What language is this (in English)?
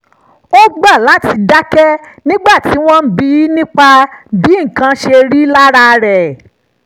Yoruba